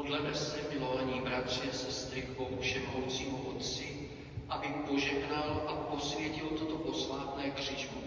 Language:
Czech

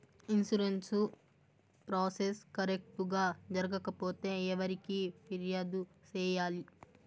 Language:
Telugu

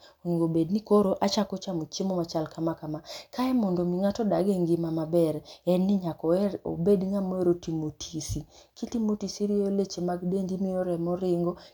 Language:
Luo (Kenya and Tanzania)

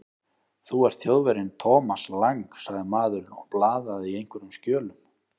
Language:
Icelandic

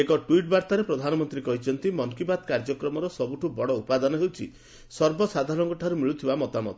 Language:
Odia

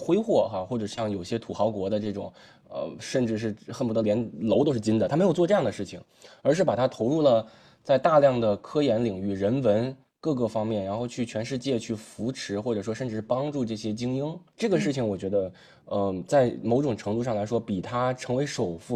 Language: Chinese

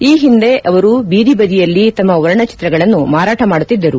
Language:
Kannada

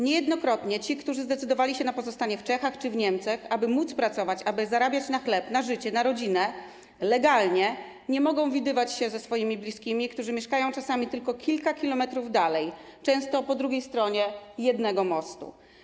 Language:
Polish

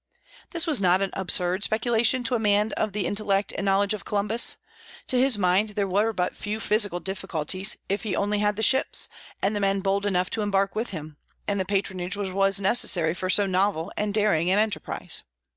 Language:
English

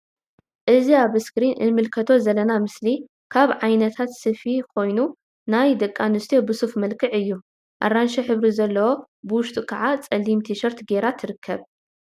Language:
Tigrinya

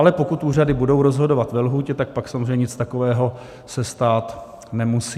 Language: Czech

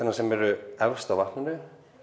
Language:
Icelandic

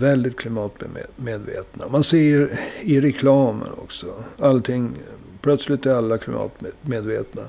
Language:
Swedish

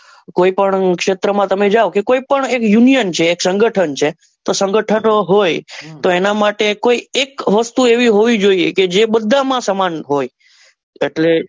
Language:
Gujarati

